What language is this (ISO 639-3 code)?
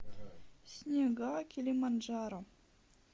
rus